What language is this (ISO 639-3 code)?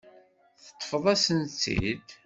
kab